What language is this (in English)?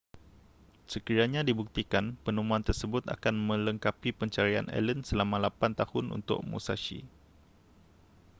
Malay